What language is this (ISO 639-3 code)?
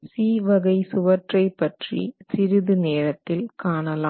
tam